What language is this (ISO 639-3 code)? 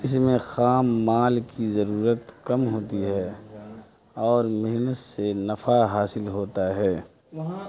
urd